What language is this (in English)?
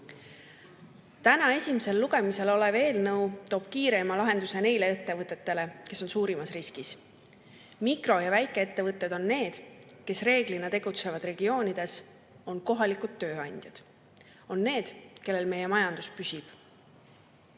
Estonian